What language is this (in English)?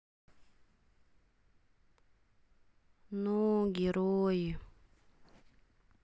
Russian